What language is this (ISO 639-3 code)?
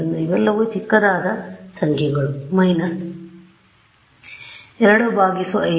kan